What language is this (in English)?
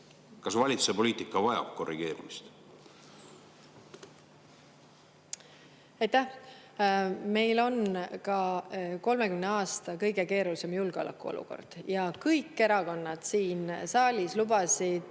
Estonian